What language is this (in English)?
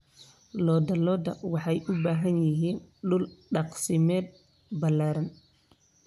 Somali